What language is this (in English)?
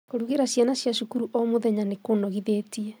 Kikuyu